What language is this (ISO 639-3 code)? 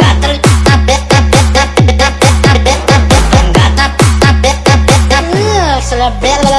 ind